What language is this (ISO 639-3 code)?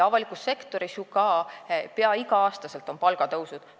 est